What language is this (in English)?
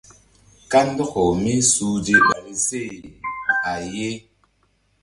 Mbum